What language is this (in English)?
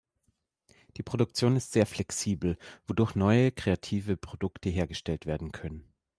German